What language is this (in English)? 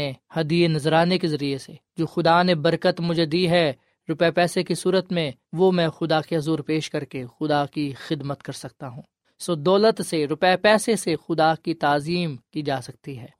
Urdu